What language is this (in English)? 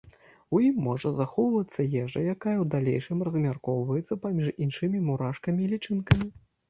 Belarusian